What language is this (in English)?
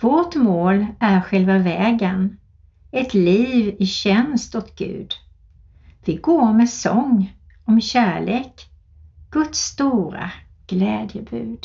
Swedish